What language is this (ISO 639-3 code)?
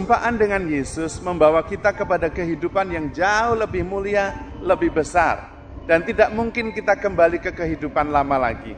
ind